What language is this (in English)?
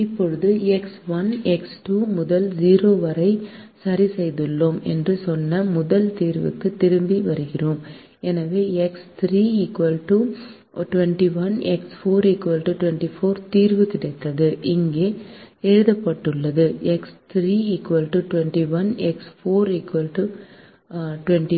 Tamil